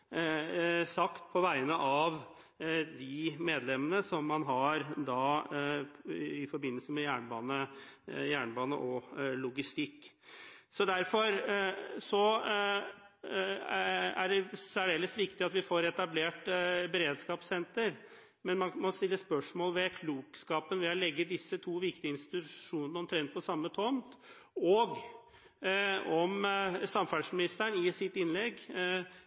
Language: Norwegian Bokmål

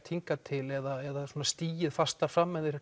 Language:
Icelandic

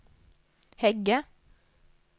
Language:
Norwegian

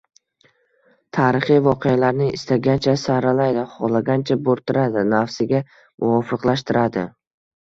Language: Uzbek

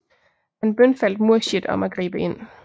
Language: Danish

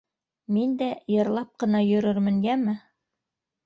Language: Bashkir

